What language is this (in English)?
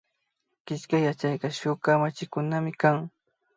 Imbabura Highland Quichua